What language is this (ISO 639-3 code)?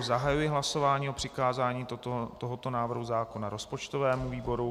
ces